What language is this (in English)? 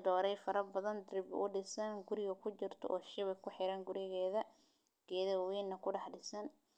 Somali